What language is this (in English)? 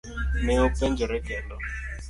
Luo (Kenya and Tanzania)